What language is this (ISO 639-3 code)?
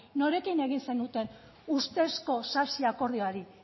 eus